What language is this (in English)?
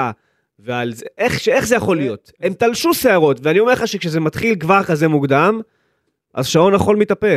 Hebrew